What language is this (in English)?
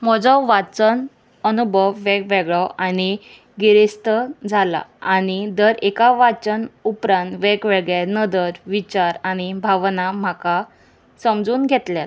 Konkani